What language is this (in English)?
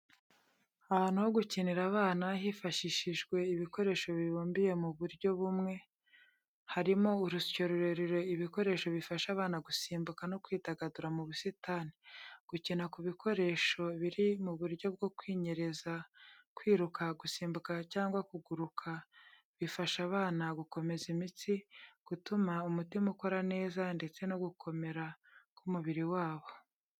Kinyarwanda